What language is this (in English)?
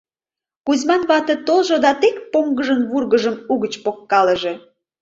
Mari